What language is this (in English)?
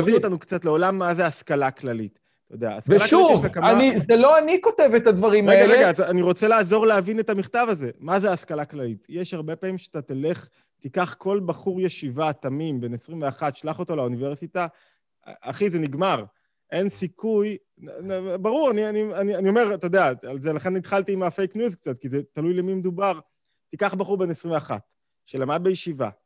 Hebrew